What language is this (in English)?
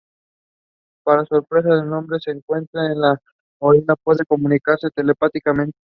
Spanish